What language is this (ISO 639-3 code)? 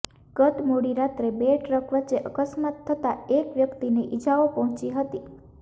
guj